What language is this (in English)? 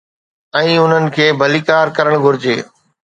Sindhi